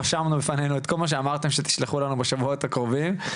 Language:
Hebrew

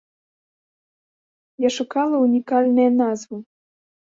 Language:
Belarusian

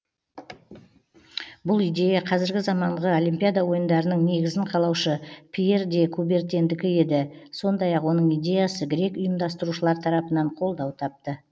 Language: Kazakh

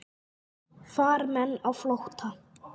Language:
Icelandic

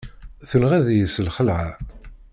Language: Kabyle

